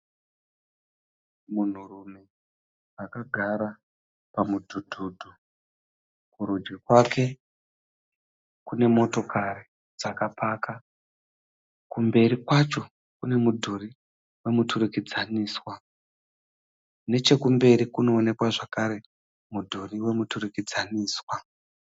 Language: Shona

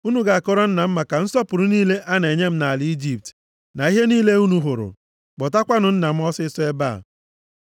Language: Igbo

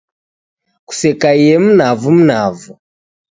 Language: Taita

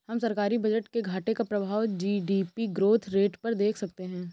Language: Hindi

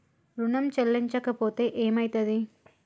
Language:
Telugu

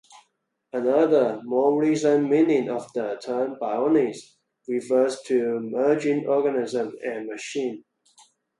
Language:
English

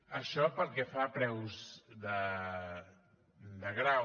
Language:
Catalan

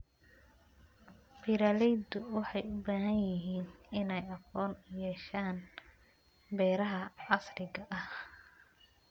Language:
Somali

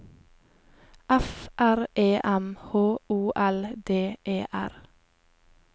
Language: Norwegian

